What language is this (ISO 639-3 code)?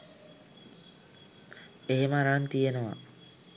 sin